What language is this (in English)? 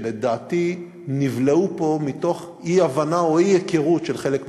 Hebrew